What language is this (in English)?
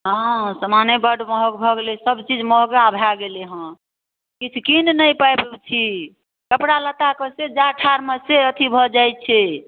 Maithili